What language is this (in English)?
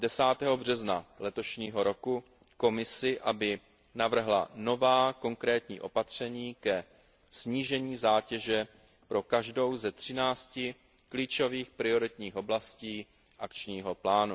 Czech